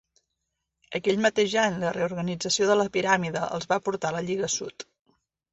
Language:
Catalan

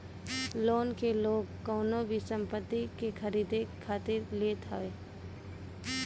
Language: Bhojpuri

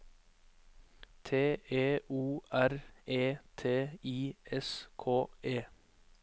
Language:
Norwegian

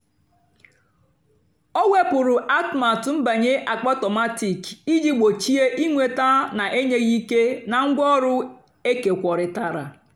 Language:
Igbo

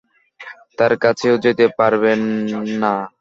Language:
Bangla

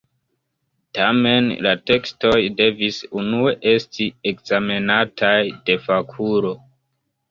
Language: Esperanto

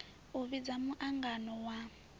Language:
Venda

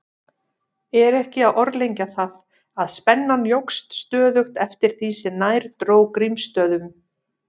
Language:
Icelandic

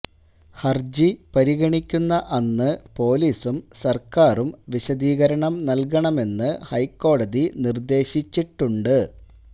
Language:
Malayalam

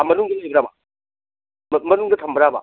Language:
Manipuri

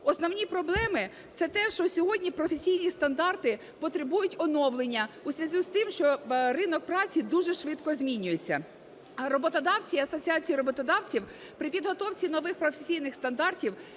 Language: Ukrainian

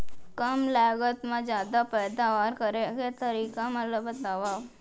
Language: Chhattisgarhi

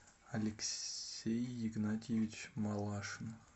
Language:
Russian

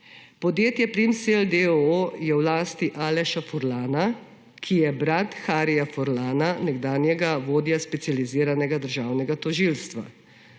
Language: Slovenian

